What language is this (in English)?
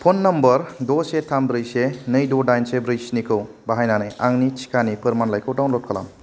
Bodo